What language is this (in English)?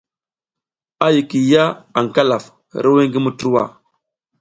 South Giziga